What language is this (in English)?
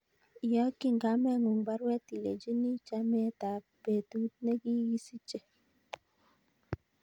Kalenjin